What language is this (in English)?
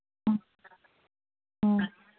Manipuri